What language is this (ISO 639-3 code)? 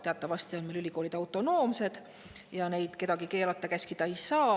est